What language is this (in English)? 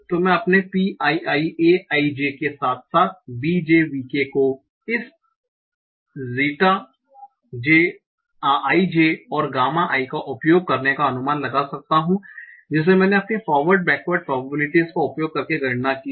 Hindi